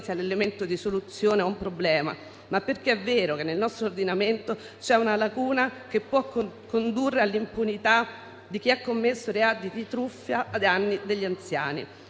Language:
Italian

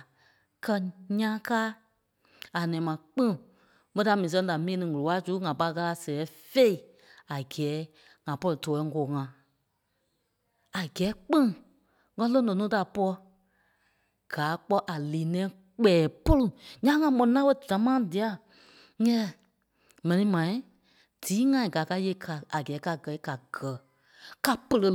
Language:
Kpelle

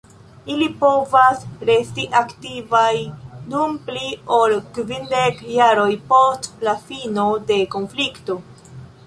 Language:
Esperanto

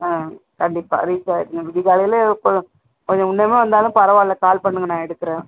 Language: Tamil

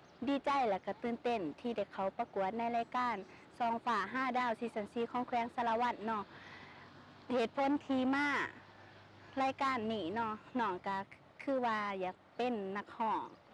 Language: Thai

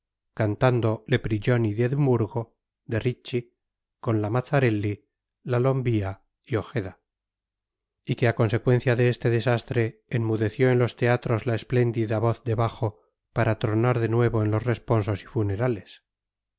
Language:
Spanish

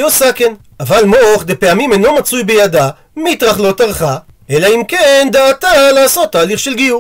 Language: Hebrew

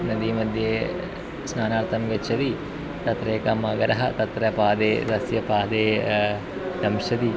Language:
Sanskrit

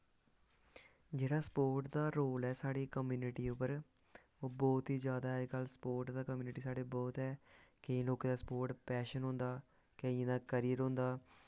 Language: Dogri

